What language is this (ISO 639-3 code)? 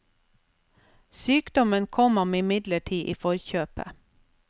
nor